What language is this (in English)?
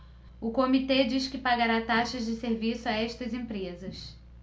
Portuguese